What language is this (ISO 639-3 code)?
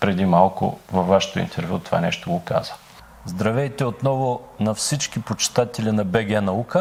bul